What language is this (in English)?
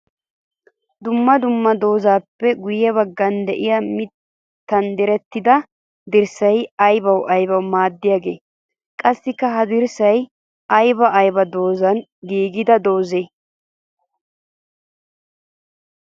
Wolaytta